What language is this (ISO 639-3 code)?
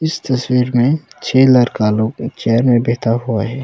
hin